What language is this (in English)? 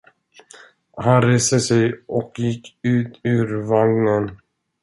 Swedish